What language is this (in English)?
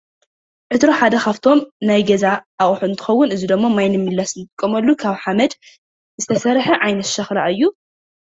Tigrinya